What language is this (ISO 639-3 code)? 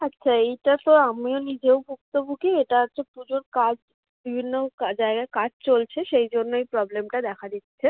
ben